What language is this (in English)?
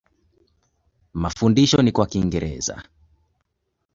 Swahili